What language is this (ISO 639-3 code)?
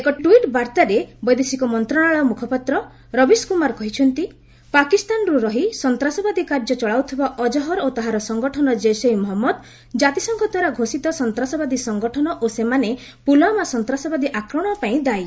ori